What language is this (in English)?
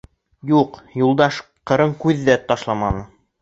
Bashkir